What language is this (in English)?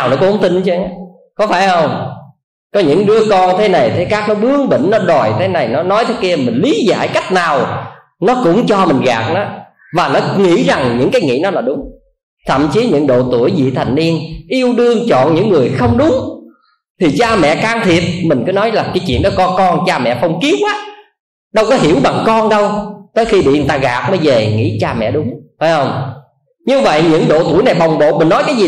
Vietnamese